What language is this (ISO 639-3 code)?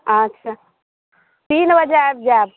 mai